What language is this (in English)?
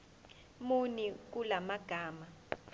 Zulu